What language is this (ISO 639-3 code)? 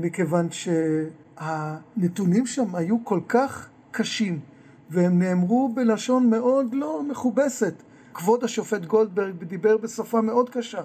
heb